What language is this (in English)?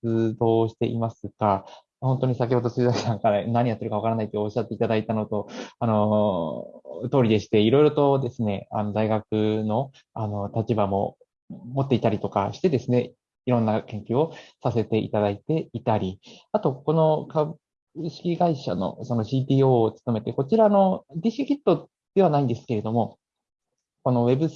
Japanese